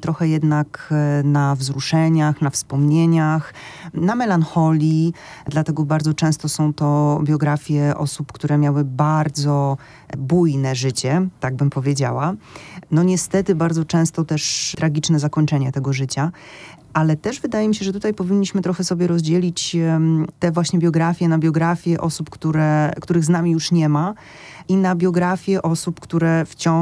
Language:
Polish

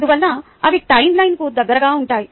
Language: Telugu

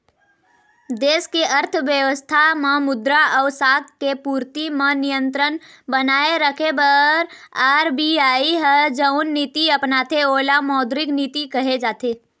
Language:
Chhattisgarhi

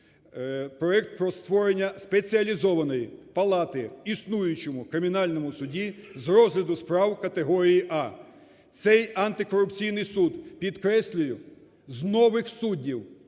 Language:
Ukrainian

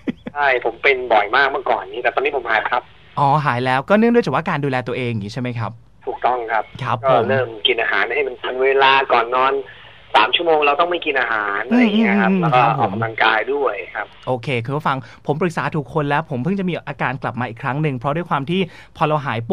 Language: Thai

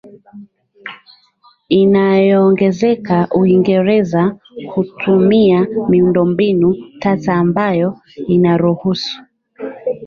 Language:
Swahili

